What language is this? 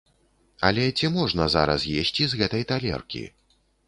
Belarusian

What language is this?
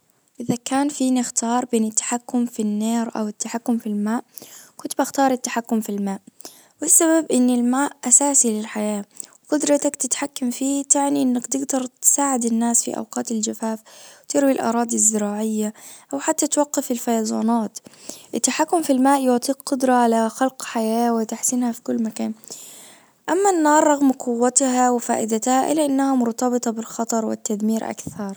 Najdi Arabic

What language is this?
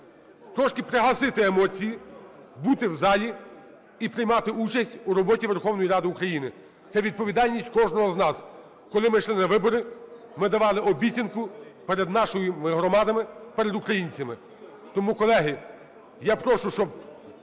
Ukrainian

